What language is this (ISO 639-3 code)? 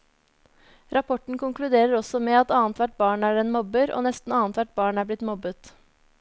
nor